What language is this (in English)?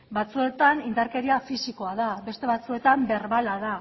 Basque